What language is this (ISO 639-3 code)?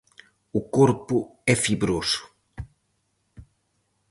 glg